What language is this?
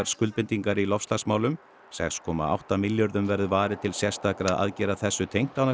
Icelandic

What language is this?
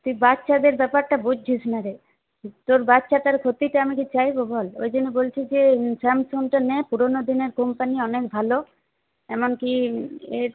Bangla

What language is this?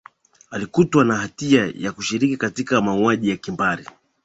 Swahili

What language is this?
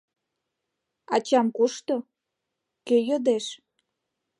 Mari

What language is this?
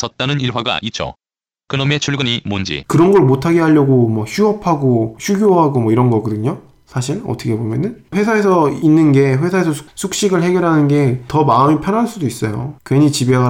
Korean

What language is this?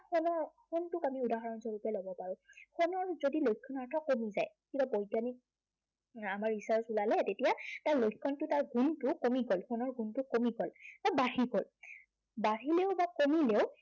Assamese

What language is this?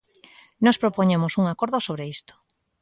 Galician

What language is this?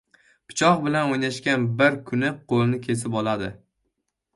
Uzbek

